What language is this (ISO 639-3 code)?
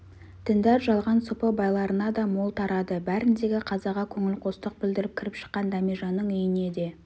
kaz